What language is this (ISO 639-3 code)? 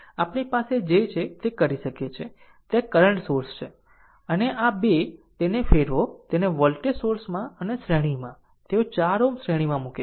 guj